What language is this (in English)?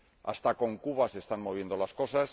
Spanish